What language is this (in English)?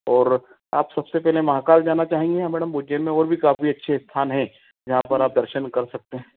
Hindi